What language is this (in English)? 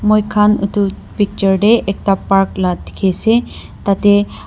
Naga Pidgin